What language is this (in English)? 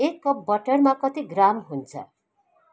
Nepali